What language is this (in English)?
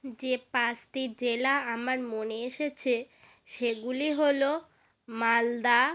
Bangla